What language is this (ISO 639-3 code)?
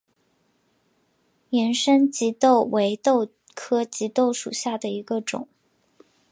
zho